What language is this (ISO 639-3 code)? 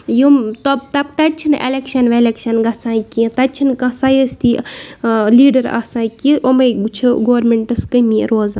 kas